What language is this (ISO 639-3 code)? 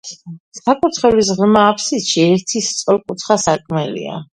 kat